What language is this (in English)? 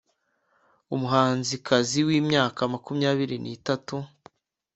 Kinyarwanda